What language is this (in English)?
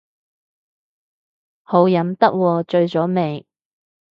Cantonese